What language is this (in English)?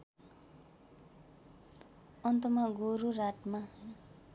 Nepali